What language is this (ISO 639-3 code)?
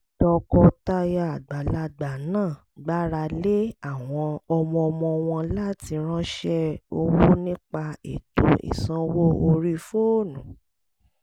yor